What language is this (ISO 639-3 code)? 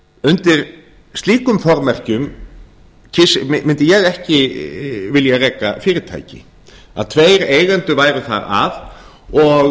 isl